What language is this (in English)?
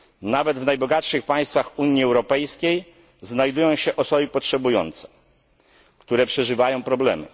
Polish